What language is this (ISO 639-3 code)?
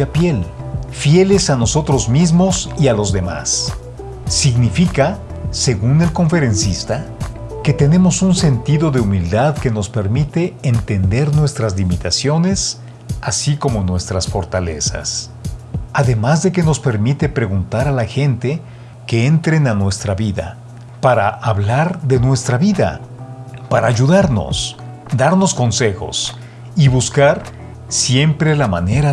spa